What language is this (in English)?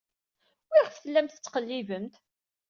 Kabyle